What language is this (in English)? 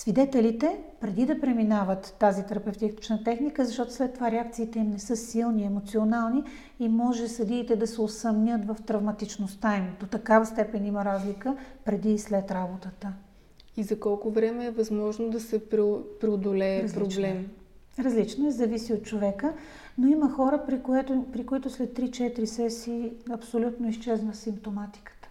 Bulgarian